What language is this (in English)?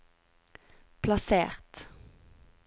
Norwegian